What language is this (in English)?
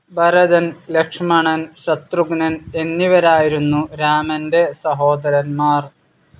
Malayalam